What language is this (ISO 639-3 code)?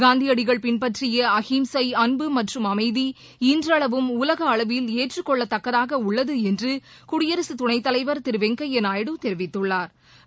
tam